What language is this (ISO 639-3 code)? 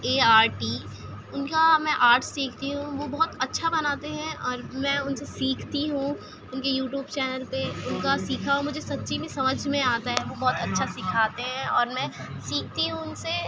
urd